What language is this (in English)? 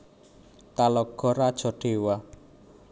Javanese